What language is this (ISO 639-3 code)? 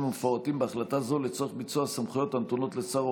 heb